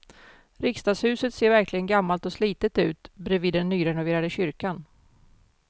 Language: Swedish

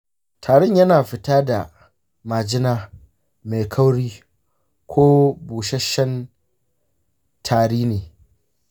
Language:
Hausa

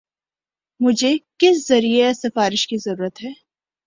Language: Urdu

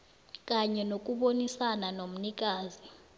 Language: South Ndebele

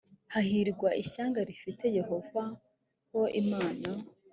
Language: Kinyarwanda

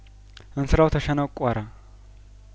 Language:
Amharic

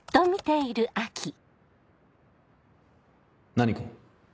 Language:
Japanese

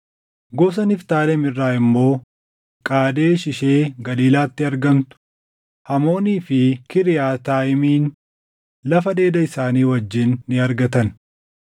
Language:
Oromo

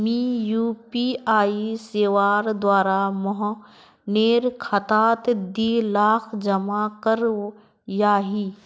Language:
Magahi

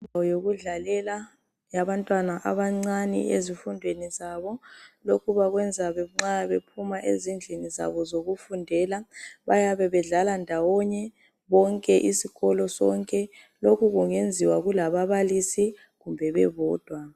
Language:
North Ndebele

